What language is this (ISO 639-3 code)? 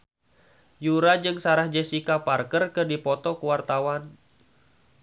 sun